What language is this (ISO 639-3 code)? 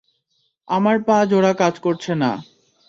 ben